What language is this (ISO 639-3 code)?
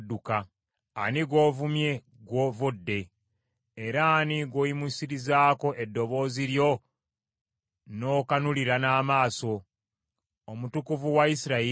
lug